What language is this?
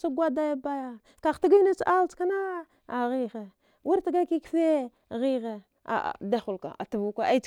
Dghwede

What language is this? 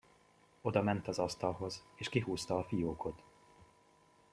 Hungarian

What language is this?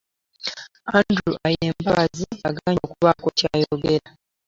Ganda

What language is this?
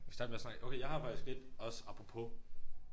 Danish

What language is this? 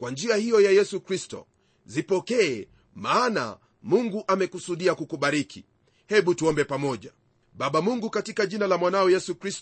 Swahili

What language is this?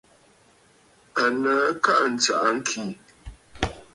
Bafut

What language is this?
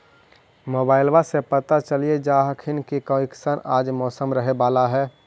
Magahi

